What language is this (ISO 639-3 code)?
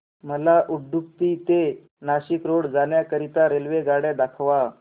mar